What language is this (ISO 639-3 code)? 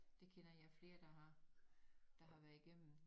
dan